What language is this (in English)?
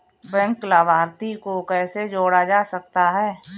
Hindi